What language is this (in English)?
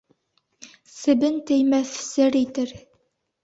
Bashkir